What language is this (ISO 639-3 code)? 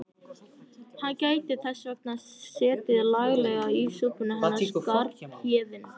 isl